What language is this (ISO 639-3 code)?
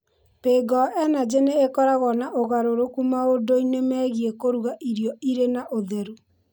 kik